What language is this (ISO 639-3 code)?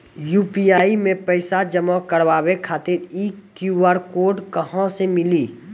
mai